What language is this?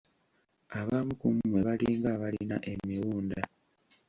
Ganda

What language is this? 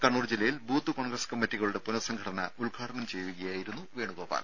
Malayalam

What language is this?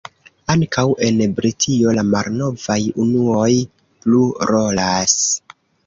Esperanto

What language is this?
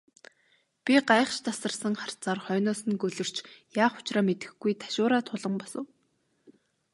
Mongolian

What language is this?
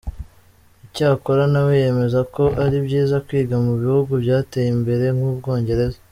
Kinyarwanda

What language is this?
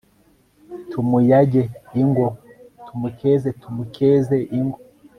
Kinyarwanda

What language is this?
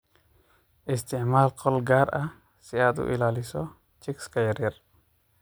Somali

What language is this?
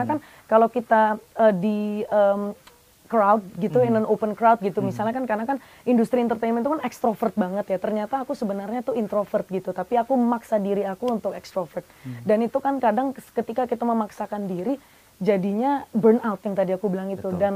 Indonesian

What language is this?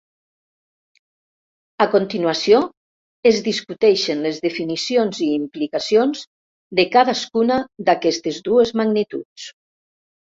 Catalan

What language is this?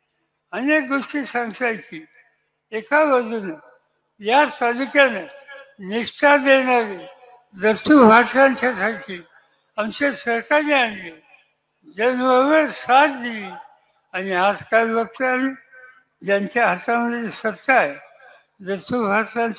Marathi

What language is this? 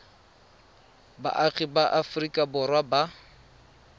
Tswana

